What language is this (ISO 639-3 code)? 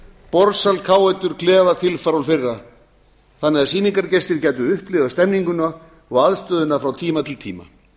isl